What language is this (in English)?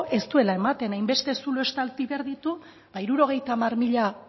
Basque